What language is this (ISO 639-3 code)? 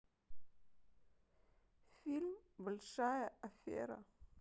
rus